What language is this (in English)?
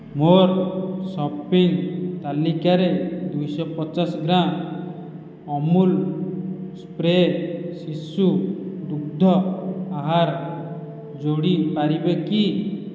Odia